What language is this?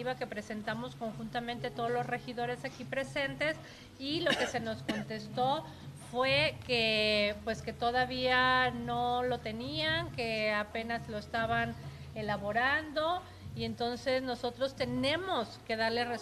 Spanish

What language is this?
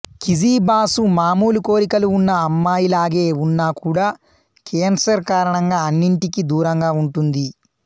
Telugu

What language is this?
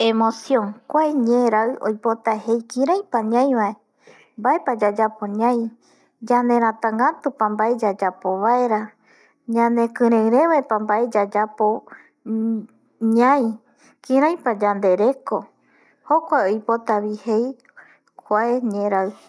Eastern Bolivian Guaraní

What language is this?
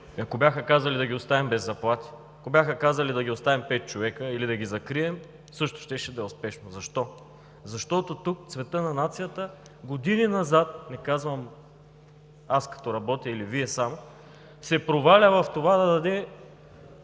Bulgarian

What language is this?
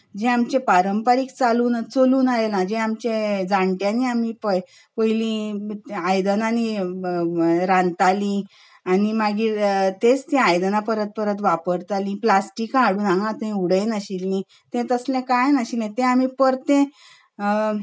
Konkani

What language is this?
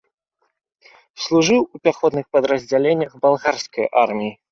Belarusian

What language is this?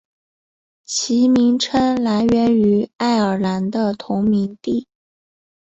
Chinese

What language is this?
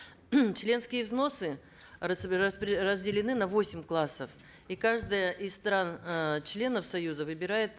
Kazakh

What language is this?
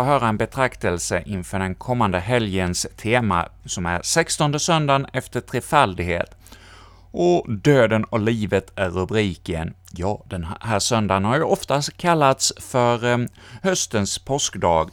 Swedish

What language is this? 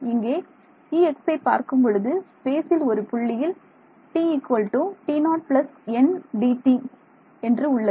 Tamil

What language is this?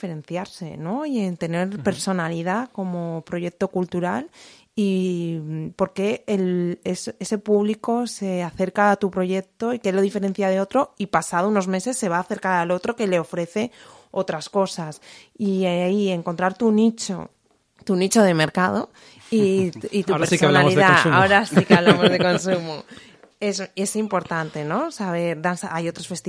Spanish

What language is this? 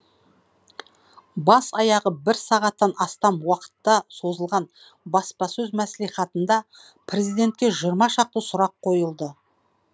Kazakh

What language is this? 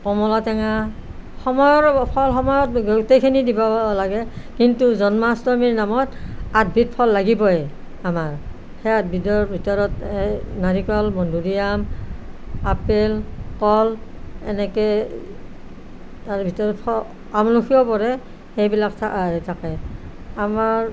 Assamese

